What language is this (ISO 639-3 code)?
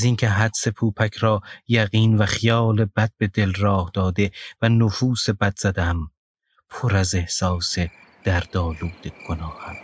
fas